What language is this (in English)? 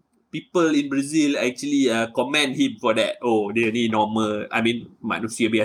Malay